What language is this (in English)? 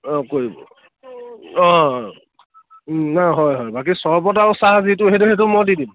Assamese